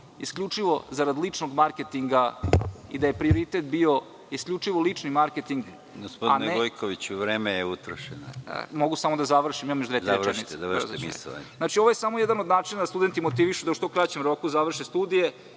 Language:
Serbian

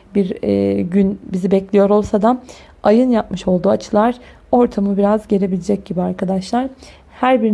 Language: Turkish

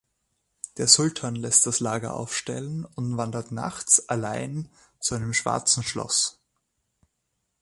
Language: German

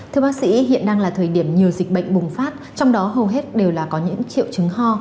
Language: Vietnamese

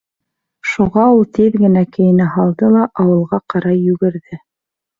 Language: Bashkir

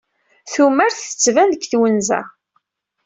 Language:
Kabyle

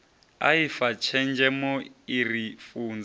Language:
Venda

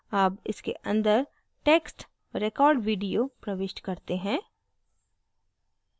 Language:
Hindi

